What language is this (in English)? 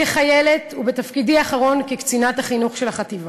Hebrew